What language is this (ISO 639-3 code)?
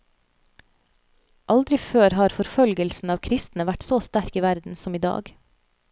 nor